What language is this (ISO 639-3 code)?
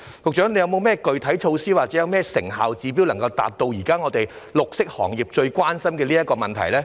yue